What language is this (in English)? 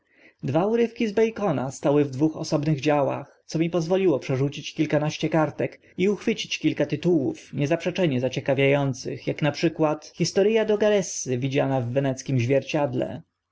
Polish